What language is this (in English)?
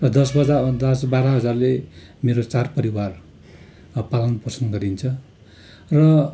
Nepali